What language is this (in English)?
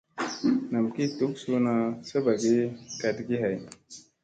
Musey